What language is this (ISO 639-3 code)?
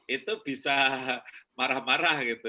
ind